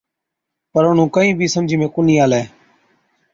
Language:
Od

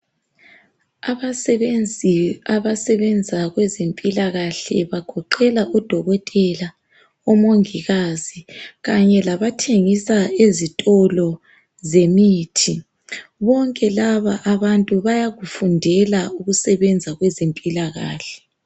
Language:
North Ndebele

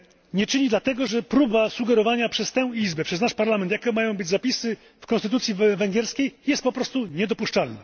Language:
Polish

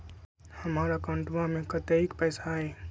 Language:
Magahi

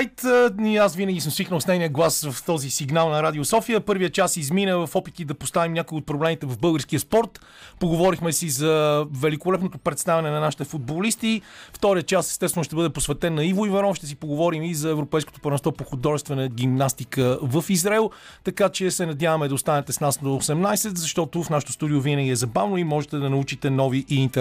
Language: Bulgarian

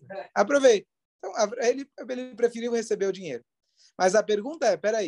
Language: Portuguese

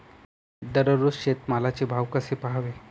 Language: Marathi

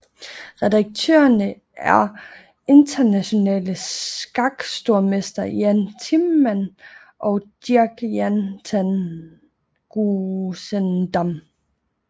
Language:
Danish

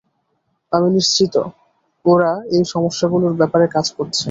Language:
Bangla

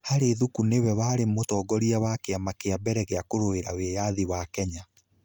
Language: Kikuyu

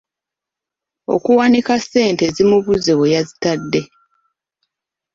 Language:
Ganda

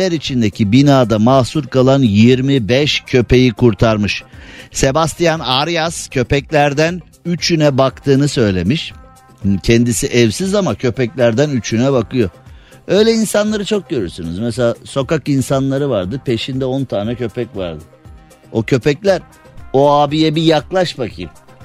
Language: Turkish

